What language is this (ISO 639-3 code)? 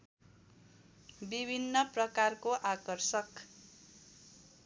nep